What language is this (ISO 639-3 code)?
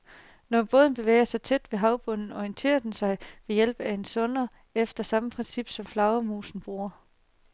dan